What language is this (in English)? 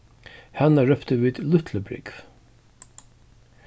Faroese